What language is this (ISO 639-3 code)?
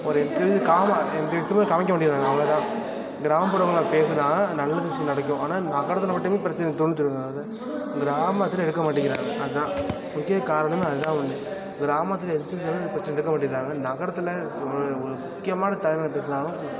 tam